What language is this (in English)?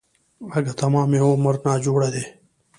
Pashto